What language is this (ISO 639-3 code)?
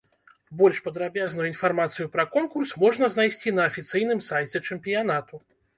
bel